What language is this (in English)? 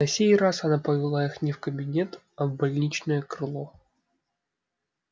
Russian